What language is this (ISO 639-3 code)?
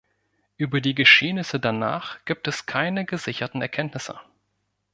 deu